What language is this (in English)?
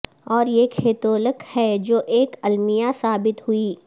Urdu